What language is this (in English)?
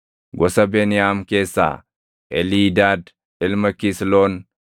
Oromo